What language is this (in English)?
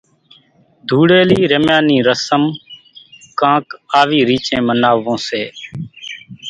Kachi Koli